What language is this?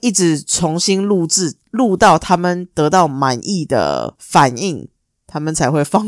Chinese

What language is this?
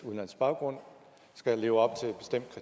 Danish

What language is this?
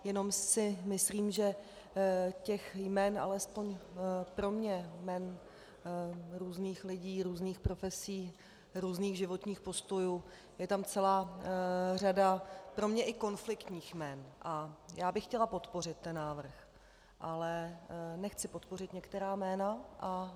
Czech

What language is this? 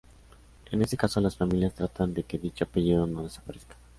Spanish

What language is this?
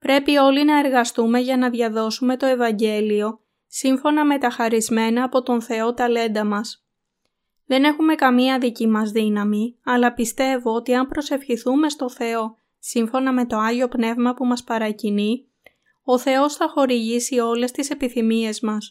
Greek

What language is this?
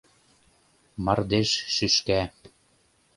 Mari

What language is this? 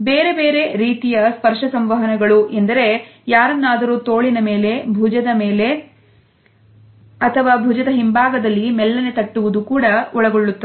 Kannada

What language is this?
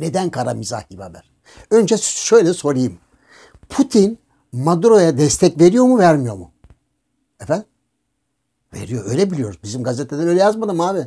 Turkish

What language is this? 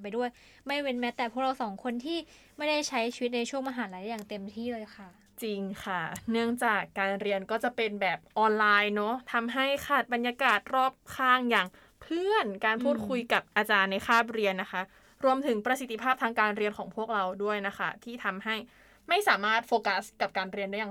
Thai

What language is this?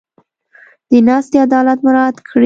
Pashto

